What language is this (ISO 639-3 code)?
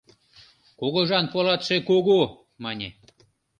chm